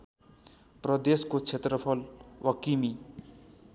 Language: Nepali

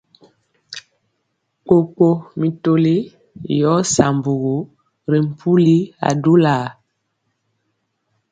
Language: Mpiemo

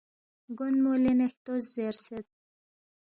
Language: Balti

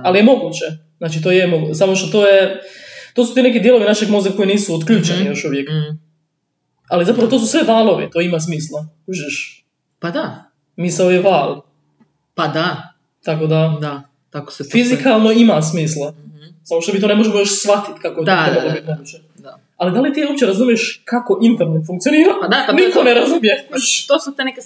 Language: Croatian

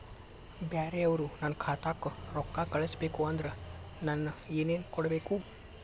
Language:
Kannada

